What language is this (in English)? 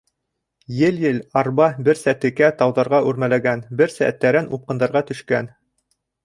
Bashkir